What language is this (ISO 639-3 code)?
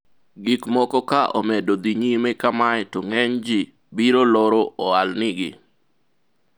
luo